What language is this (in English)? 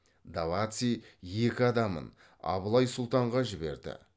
Kazakh